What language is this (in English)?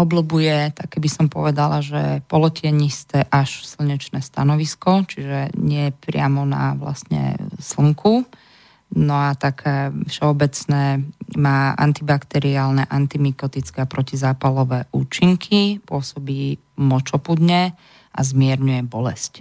Slovak